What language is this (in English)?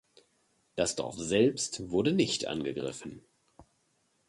German